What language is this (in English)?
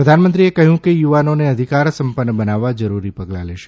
Gujarati